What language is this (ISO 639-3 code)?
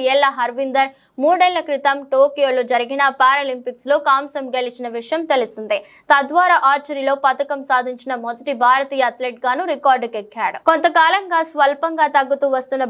tel